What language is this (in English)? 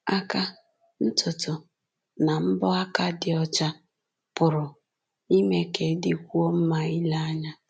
Igbo